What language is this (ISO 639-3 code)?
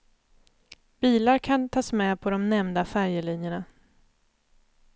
swe